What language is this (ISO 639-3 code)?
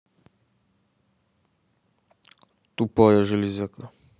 rus